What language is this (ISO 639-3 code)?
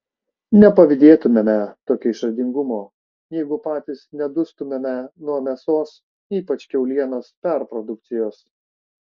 lit